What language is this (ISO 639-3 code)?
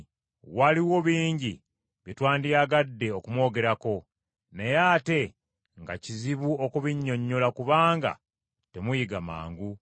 lug